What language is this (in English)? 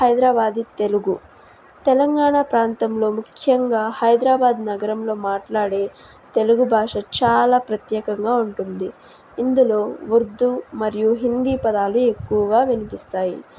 Telugu